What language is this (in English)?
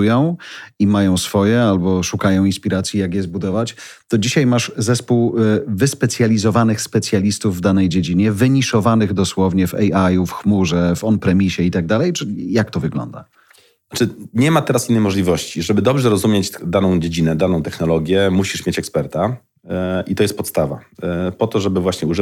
Polish